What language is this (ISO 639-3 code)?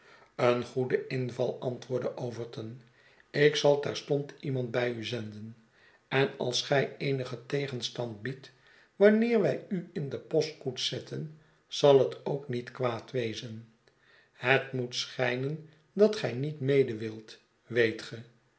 nld